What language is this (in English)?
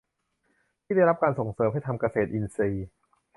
Thai